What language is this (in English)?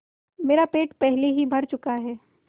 Hindi